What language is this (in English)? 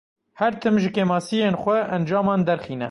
Kurdish